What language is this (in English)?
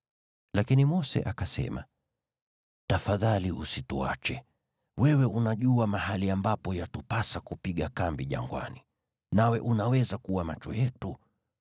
Swahili